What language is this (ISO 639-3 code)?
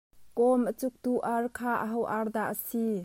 cnh